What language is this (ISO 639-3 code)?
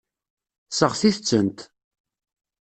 kab